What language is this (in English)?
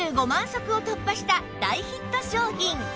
Japanese